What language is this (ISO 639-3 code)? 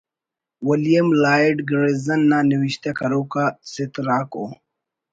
brh